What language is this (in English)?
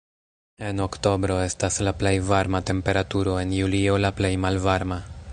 Esperanto